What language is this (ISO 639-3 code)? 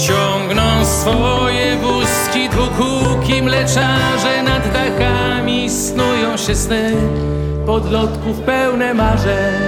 pol